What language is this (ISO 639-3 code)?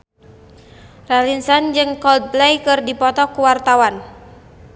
sun